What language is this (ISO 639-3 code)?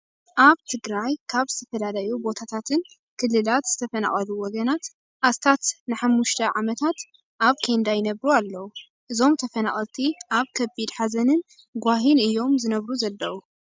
tir